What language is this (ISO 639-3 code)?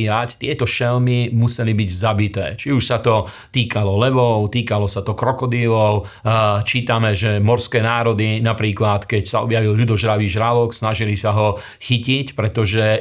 slk